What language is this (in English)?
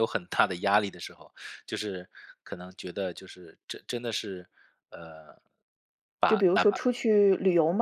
Chinese